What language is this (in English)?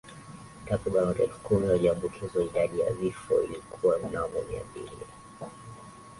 Swahili